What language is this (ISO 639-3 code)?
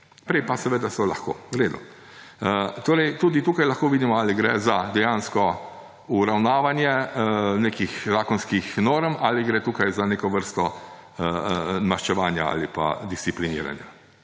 slv